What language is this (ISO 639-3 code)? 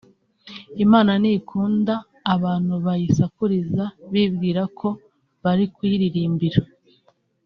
kin